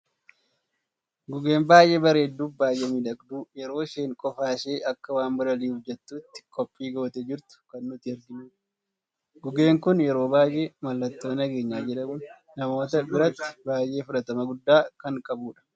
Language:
Oromo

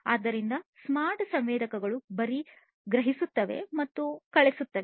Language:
Kannada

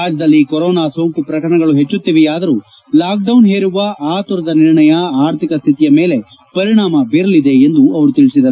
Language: Kannada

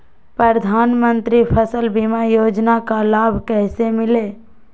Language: Magahi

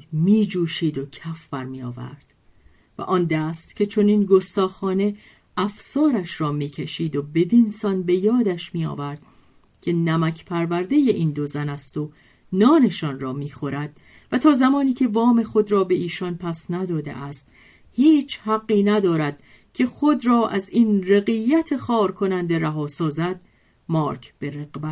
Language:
Persian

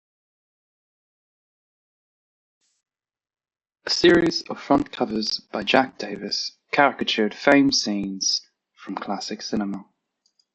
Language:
English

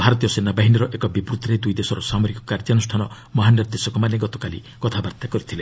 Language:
Odia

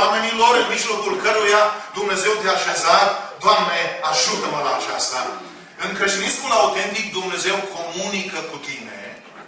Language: Romanian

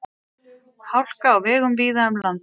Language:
Icelandic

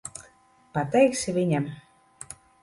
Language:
Latvian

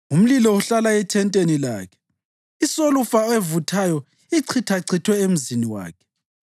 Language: North Ndebele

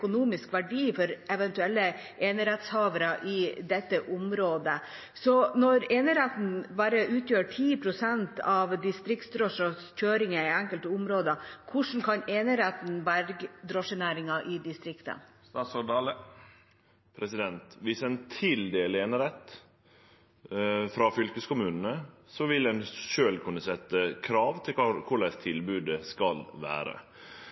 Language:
Norwegian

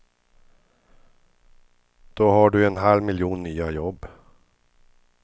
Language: Swedish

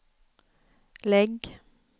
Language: Swedish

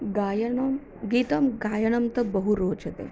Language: Sanskrit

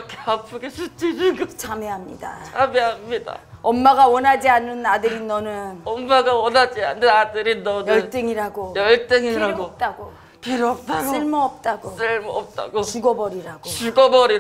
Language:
Korean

